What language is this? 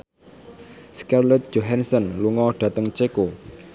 Javanese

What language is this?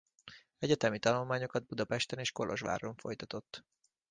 Hungarian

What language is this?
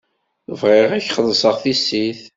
Kabyle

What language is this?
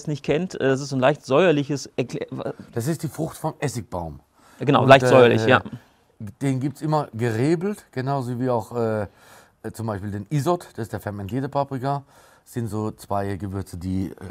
German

